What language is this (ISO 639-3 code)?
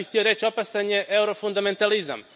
hrv